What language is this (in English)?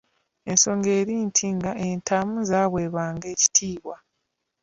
Ganda